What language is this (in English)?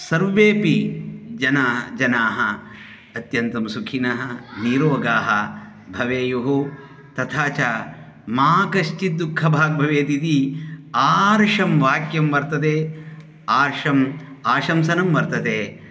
Sanskrit